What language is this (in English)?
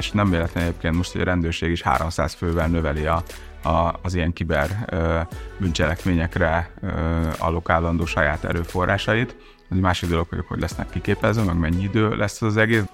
Hungarian